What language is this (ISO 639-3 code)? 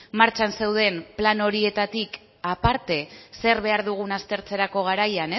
eus